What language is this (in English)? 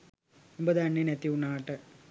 Sinhala